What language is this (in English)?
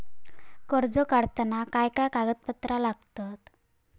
Marathi